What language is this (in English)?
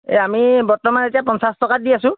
Assamese